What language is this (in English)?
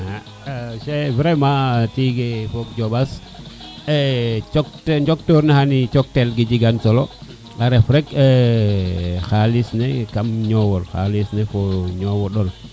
Serer